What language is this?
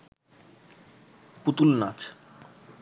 Bangla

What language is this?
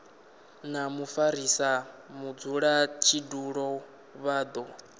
Venda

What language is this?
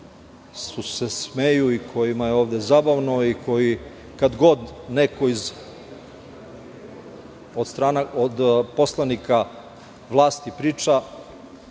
Serbian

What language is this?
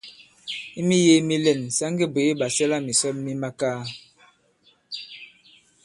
Bankon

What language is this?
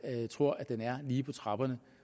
Danish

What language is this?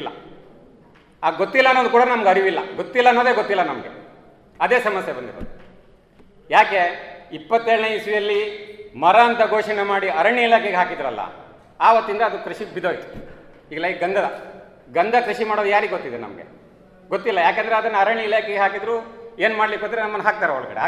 Kannada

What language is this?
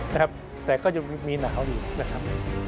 Thai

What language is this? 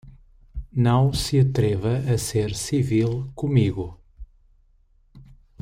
Portuguese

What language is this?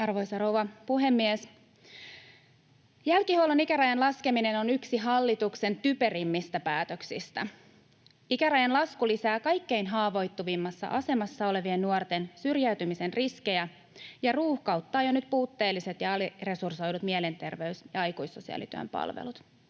Finnish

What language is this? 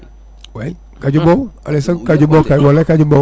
Fula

